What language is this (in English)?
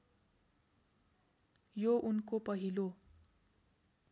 Nepali